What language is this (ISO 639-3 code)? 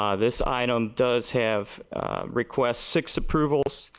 eng